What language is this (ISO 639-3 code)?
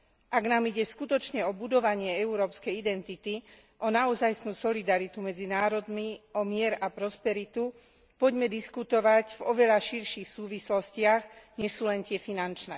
slk